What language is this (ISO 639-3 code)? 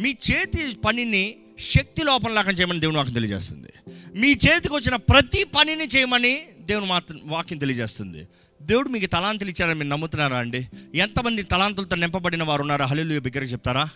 tel